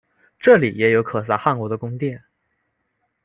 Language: Chinese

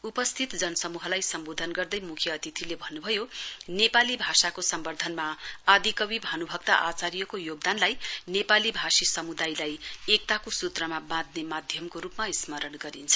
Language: Nepali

